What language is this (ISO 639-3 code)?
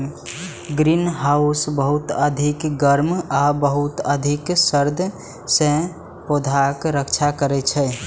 mai